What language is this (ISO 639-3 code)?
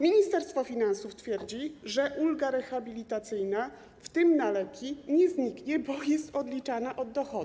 pol